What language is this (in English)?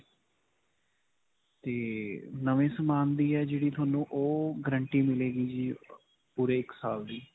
Punjabi